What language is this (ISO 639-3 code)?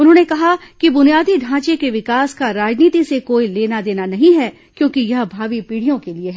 hin